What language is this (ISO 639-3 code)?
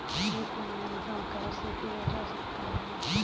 hin